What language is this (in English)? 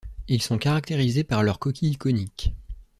French